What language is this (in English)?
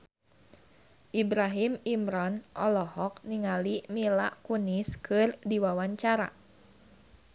Sundanese